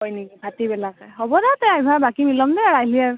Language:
Assamese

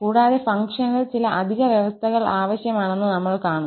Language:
Malayalam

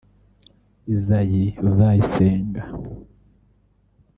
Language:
Kinyarwanda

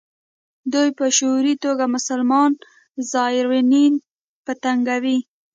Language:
Pashto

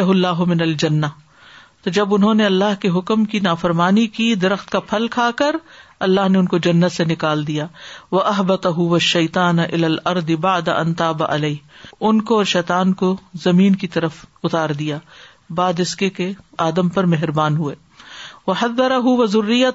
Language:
Urdu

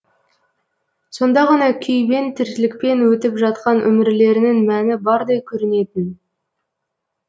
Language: Kazakh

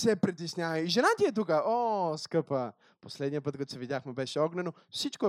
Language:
Bulgarian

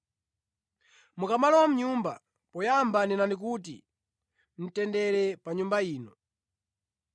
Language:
Nyanja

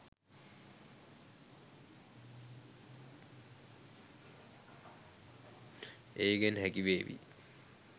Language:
Sinhala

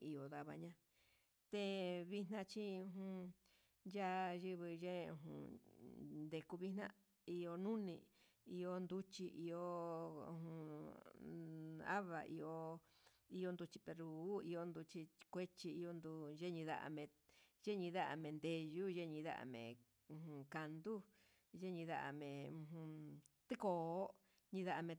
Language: Huitepec Mixtec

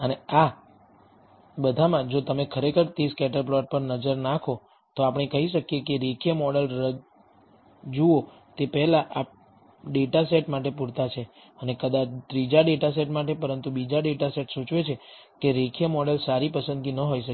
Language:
Gujarati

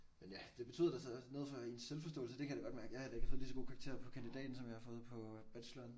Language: Danish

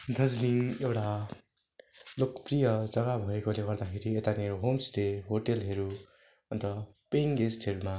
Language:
Nepali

